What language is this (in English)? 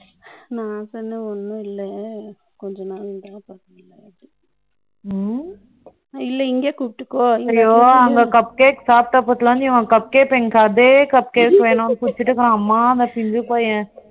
Tamil